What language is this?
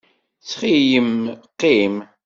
Kabyle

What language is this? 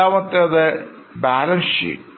Malayalam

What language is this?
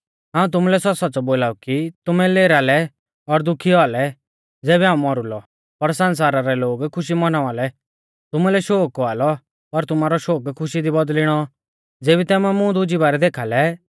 Mahasu Pahari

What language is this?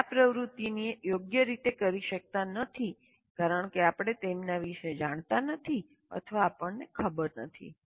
Gujarati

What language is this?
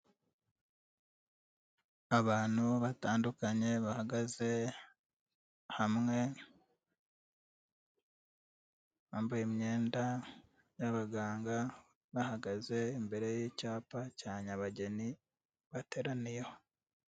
Kinyarwanda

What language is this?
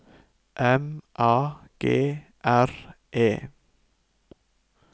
Norwegian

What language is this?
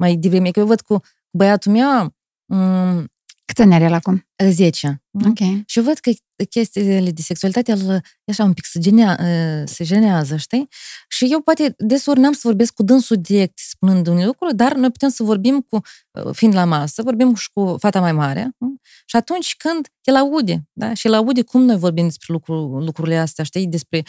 Romanian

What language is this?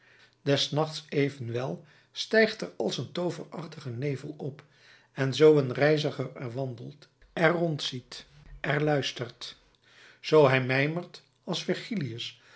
Dutch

